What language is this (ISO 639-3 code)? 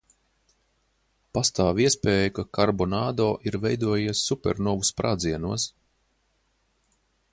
lav